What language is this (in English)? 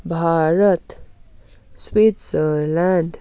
Nepali